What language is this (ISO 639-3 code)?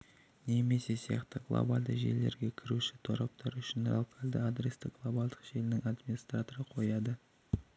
kaz